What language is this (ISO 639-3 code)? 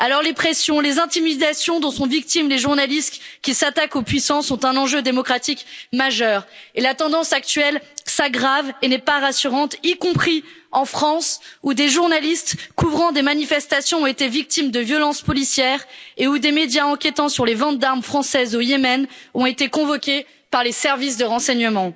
fra